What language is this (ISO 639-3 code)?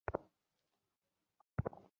ben